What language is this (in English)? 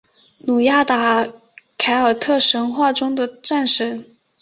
Chinese